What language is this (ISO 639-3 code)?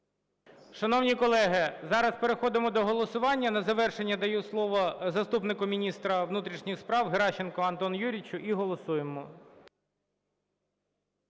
ukr